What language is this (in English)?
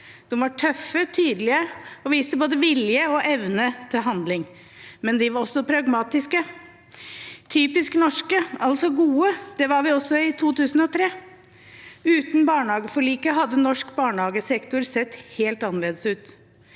Norwegian